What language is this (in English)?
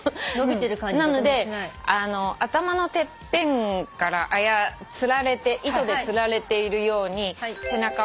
Japanese